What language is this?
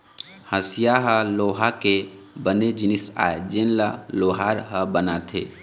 Chhattisgarhi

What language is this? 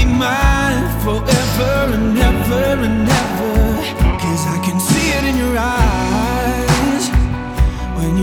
Croatian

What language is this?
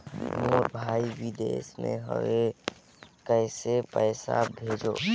Chhattisgarhi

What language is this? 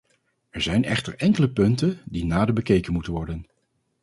Dutch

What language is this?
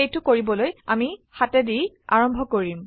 Assamese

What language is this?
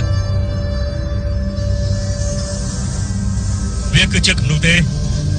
Thai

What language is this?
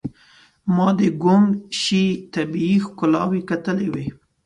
Pashto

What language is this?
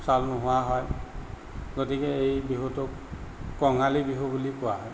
Assamese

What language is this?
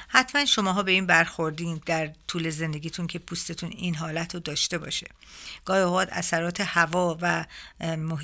Persian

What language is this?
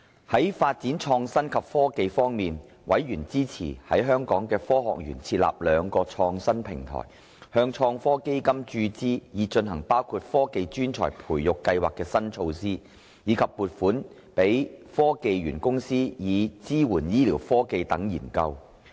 Cantonese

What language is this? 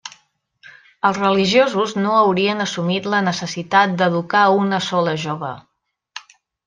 Catalan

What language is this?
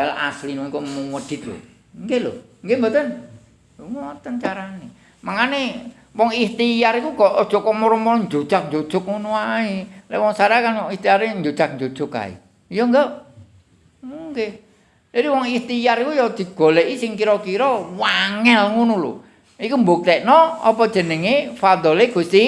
Indonesian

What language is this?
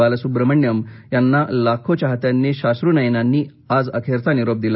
Marathi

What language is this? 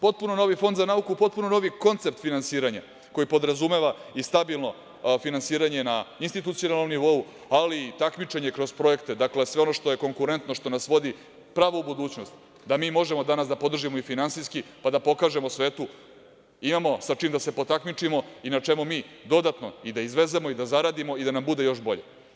Serbian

